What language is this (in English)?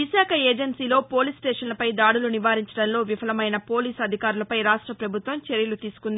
Telugu